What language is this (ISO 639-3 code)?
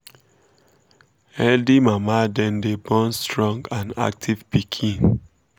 pcm